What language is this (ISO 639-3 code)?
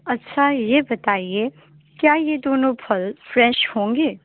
urd